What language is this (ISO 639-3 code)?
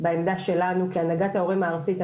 heb